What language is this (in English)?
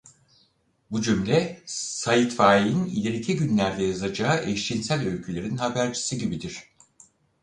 Turkish